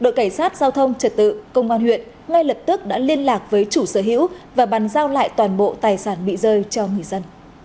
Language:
Vietnamese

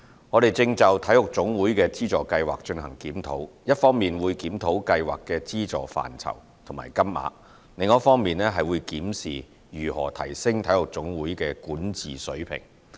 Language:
Cantonese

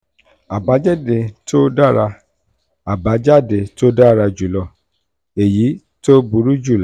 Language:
Yoruba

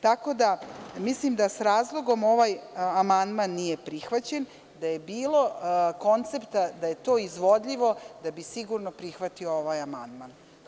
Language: Serbian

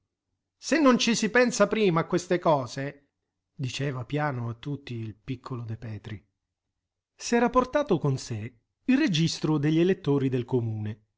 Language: Italian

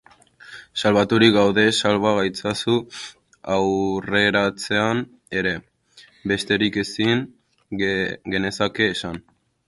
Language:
Basque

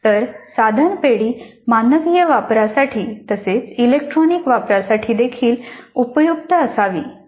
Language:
Marathi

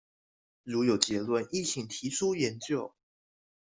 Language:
Chinese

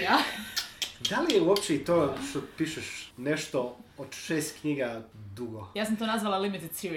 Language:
Croatian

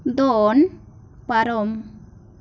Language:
Santali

